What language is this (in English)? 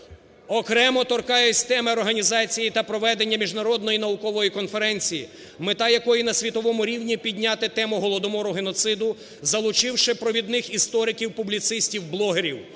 Ukrainian